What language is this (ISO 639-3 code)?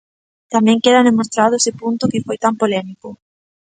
glg